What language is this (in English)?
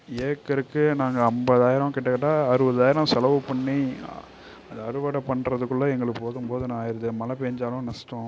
Tamil